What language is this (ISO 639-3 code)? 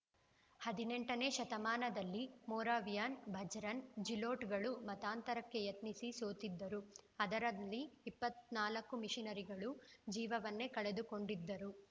kan